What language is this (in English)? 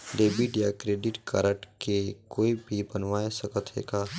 Chhattisgarhi